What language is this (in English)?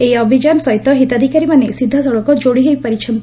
Odia